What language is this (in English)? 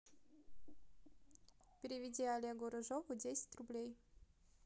Russian